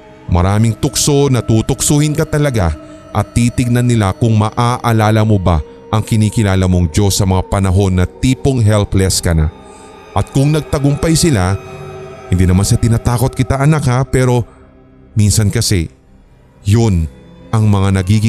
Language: Filipino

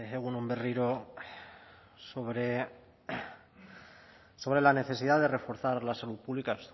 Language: Spanish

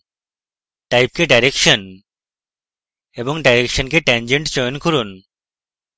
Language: Bangla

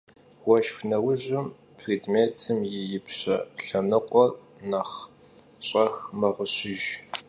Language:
Kabardian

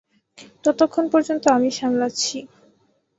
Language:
Bangla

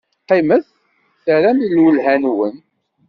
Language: Kabyle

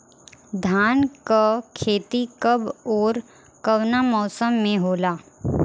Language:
Bhojpuri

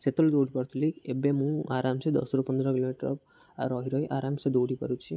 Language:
Odia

